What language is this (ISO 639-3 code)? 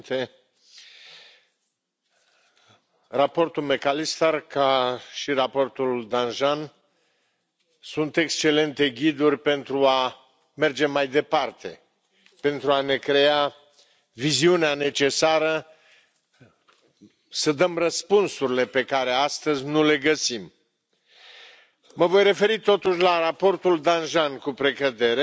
ron